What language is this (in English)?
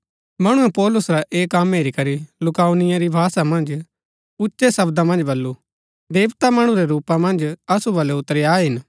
Gaddi